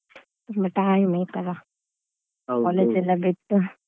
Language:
Kannada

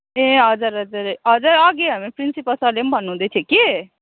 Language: Nepali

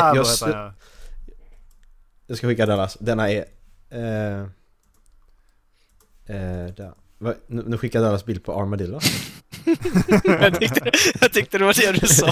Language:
Swedish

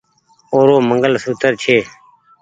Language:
Goaria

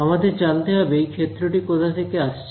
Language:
Bangla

